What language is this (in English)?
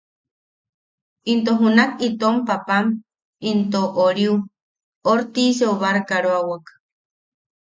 Yaqui